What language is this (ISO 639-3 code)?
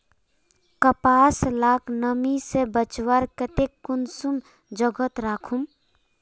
mag